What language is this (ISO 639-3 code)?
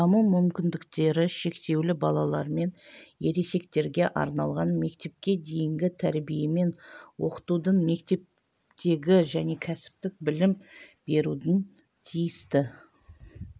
kaz